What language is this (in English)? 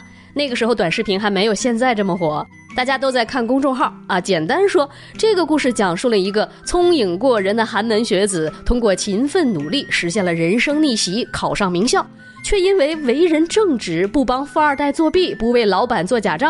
Chinese